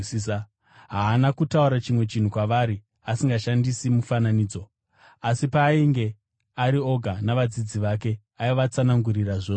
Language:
Shona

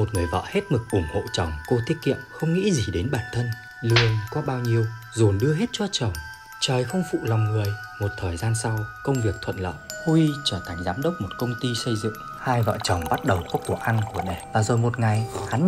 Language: Vietnamese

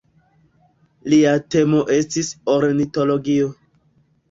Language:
Esperanto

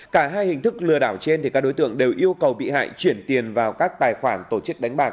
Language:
Vietnamese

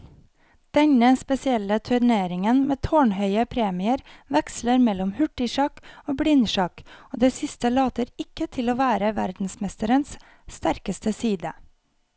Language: Norwegian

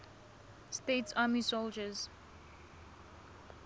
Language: Tswana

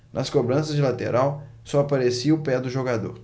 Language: Portuguese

